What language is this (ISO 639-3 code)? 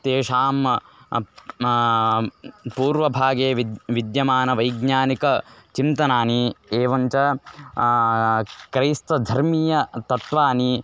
san